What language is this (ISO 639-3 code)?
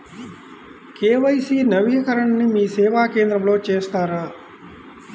tel